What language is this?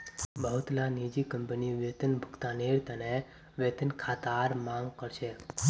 Magahi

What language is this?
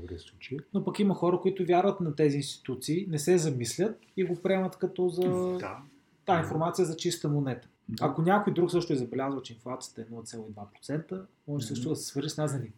Bulgarian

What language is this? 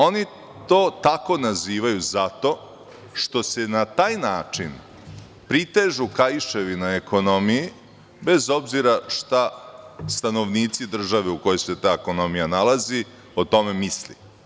Serbian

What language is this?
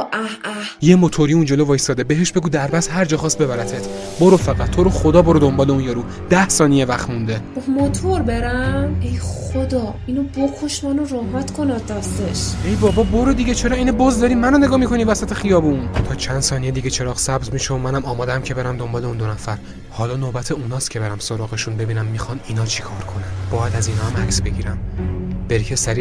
Persian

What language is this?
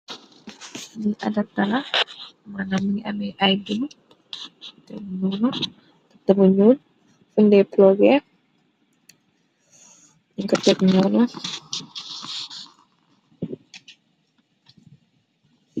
Wolof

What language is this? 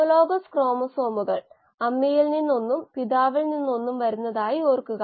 Malayalam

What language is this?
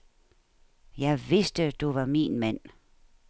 Danish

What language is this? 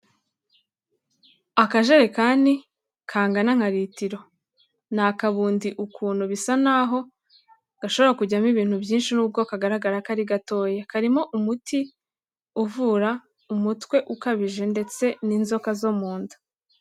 Kinyarwanda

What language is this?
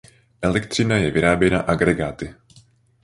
Czech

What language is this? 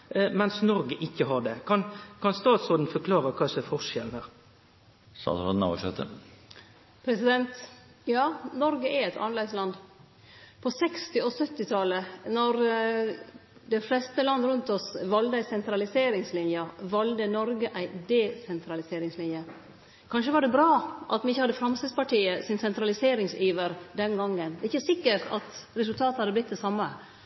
Norwegian Nynorsk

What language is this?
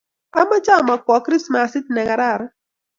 Kalenjin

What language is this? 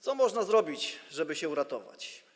Polish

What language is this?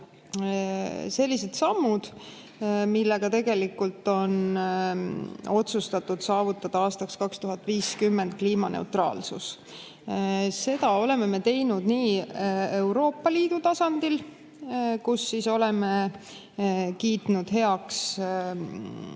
Estonian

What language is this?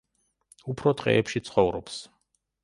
Georgian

